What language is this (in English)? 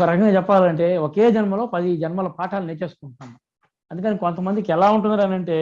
Telugu